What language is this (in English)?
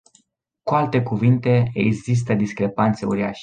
Romanian